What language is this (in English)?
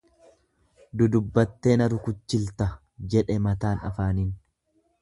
Oromo